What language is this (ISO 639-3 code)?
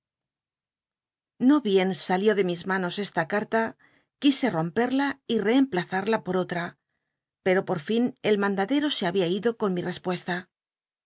spa